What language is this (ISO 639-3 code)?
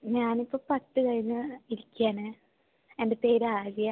mal